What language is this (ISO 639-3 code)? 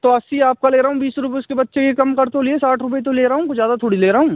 hin